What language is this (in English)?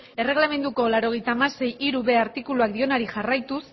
Basque